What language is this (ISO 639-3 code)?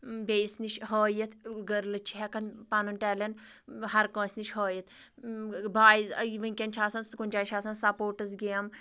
kas